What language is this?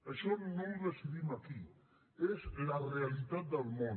Catalan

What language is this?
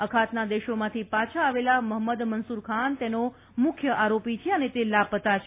Gujarati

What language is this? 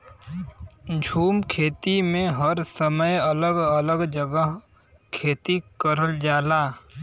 Bhojpuri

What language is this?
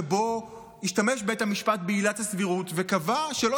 Hebrew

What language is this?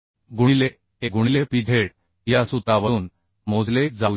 Marathi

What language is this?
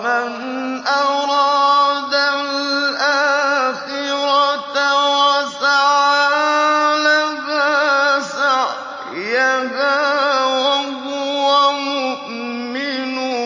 Arabic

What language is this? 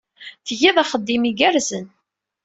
Kabyle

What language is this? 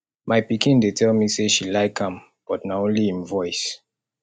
Nigerian Pidgin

